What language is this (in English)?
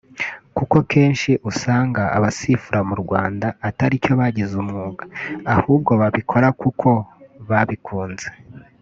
Kinyarwanda